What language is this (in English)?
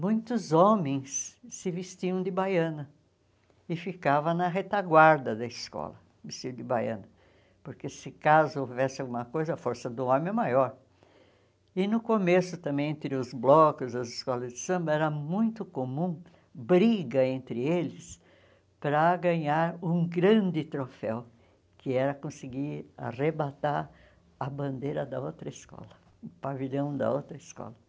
Portuguese